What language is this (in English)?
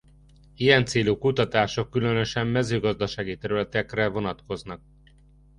Hungarian